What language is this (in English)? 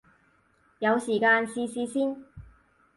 Cantonese